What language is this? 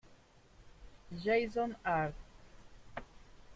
Italian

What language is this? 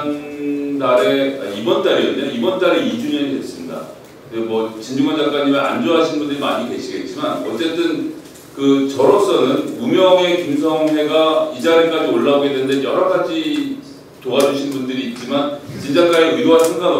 Korean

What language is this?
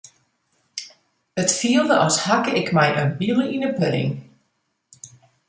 Western Frisian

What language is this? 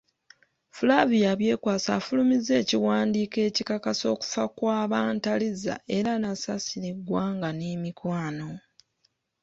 Ganda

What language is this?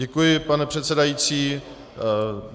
Czech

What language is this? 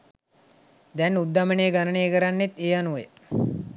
Sinhala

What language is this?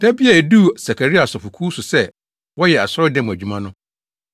Akan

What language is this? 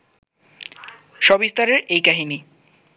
Bangla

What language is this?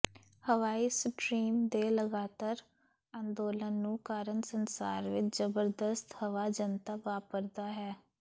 Punjabi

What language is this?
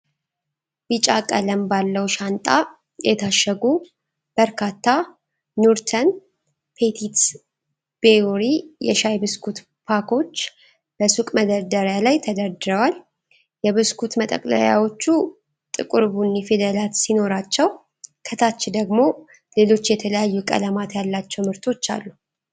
Amharic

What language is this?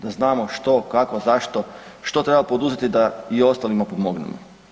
Croatian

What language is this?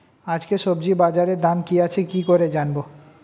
Bangla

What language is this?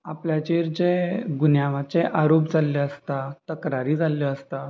Konkani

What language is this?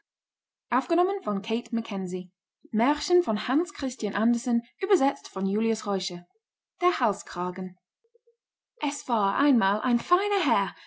German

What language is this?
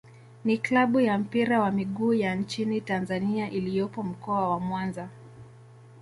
Swahili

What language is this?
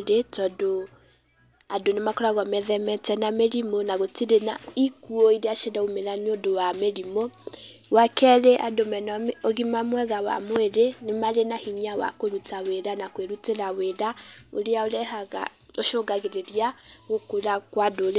Kikuyu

